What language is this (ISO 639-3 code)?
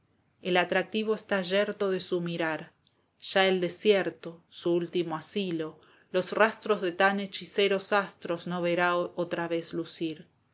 spa